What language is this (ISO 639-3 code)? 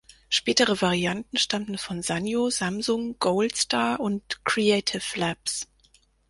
deu